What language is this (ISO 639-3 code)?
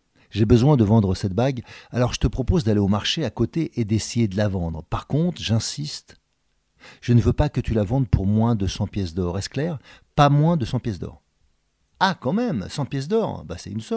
fra